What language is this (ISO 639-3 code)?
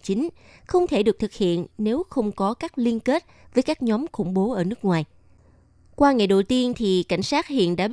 vie